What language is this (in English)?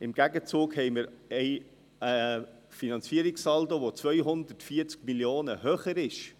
Swiss German